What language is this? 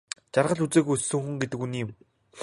Mongolian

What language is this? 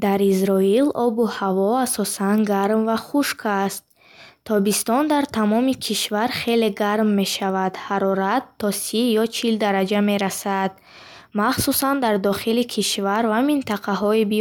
Bukharic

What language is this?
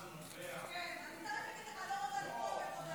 Hebrew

